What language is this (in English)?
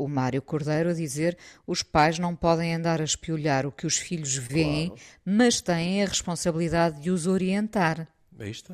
Portuguese